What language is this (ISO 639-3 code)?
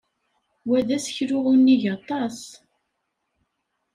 kab